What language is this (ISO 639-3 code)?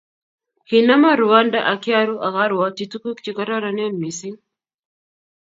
kln